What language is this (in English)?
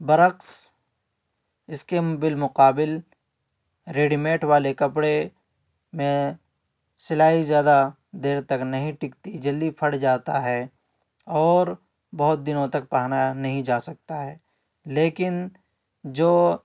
Urdu